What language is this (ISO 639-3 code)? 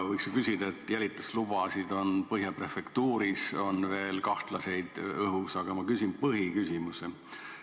est